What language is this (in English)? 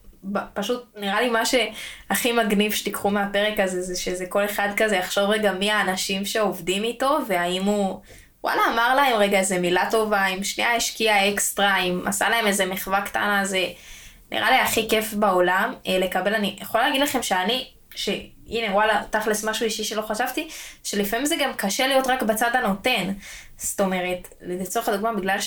Hebrew